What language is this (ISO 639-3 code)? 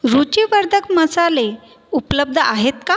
mar